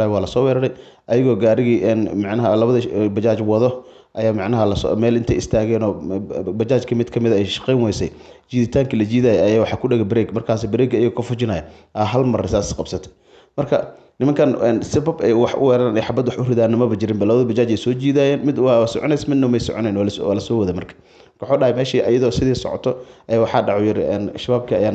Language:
Arabic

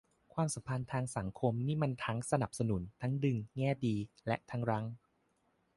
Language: Thai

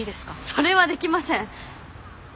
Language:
Japanese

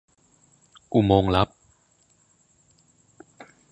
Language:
Thai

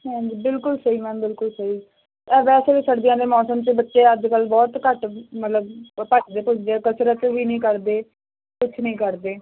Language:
Punjabi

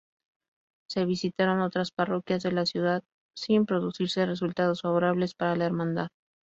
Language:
Spanish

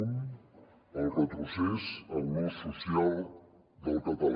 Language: Catalan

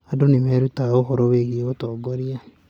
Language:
Kikuyu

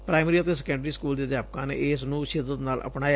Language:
Punjabi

